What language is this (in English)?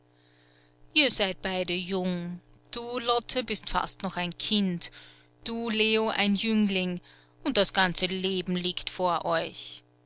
German